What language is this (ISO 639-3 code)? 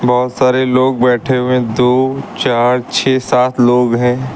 hin